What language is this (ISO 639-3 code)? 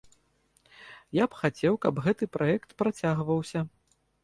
bel